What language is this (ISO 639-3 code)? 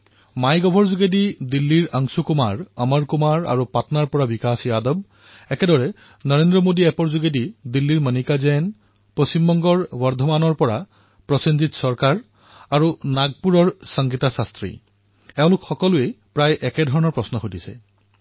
asm